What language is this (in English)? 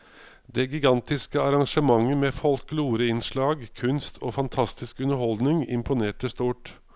Norwegian